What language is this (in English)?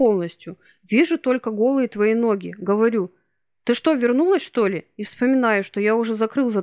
Russian